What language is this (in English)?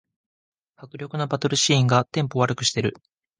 Japanese